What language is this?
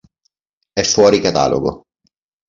Italian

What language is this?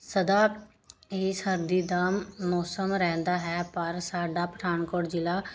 Punjabi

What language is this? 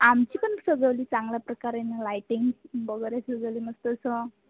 Marathi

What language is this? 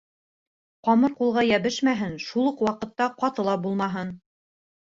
Bashkir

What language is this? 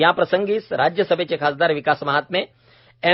Marathi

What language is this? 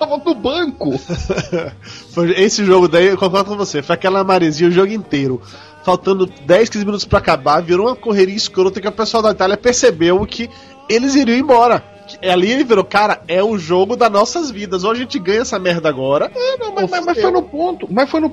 Portuguese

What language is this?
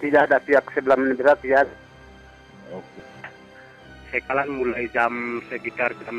Indonesian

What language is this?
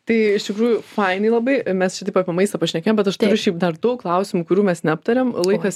Lithuanian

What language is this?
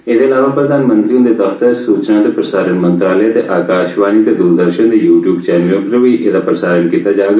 Dogri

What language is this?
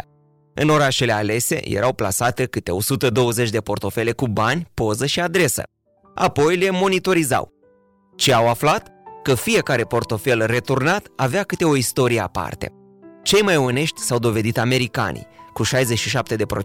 Romanian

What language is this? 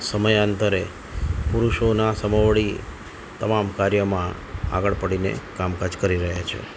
Gujarati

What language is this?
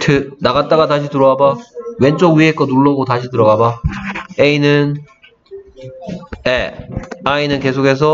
Korean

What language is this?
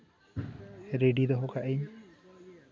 Santali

